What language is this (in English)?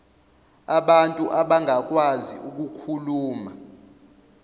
Zulu